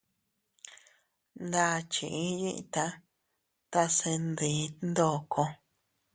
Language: Teutila Cuicatec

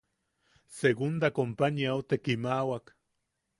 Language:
Yaqui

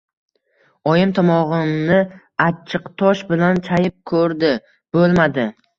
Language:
Uzbek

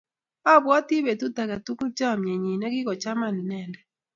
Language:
Kalenjin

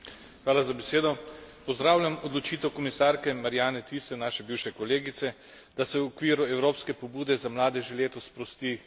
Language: Slovenian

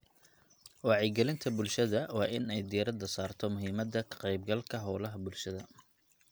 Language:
Somali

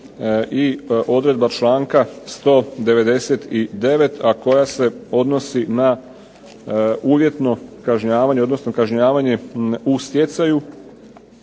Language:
Croatian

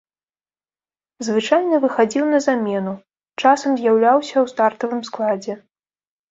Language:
Belarusian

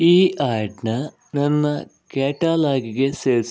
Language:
Kannada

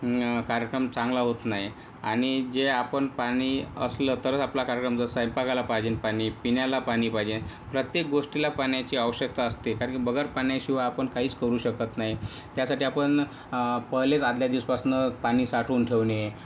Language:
Marathi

